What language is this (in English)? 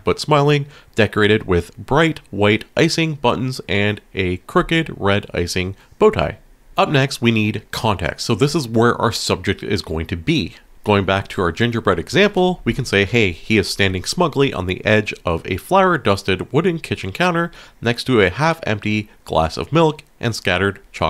English